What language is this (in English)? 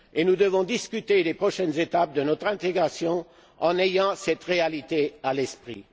French